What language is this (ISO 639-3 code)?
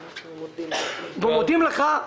heb